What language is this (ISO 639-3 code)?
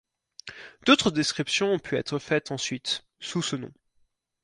fra